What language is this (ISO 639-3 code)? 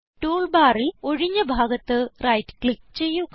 mal